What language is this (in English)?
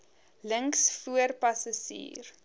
Afrikaans